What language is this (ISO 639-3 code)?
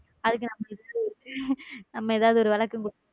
tam